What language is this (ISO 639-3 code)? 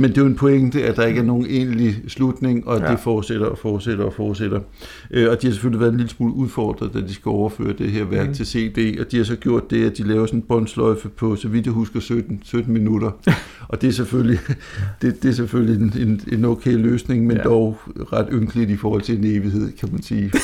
dan